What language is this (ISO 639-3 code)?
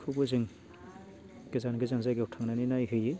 brx